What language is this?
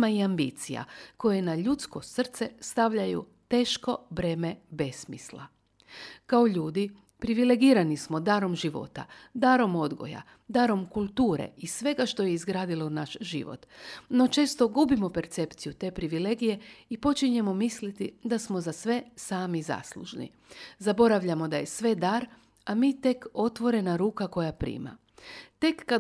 Croatian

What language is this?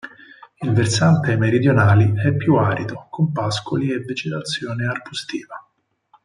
Italian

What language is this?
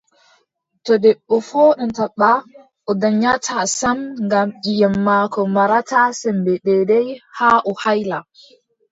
Adamawa Fulfulde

